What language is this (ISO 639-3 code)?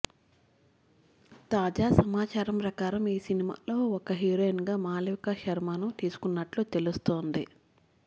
tel